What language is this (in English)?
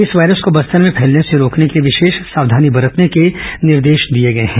Hindi